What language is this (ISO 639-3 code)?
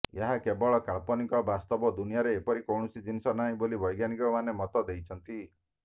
ori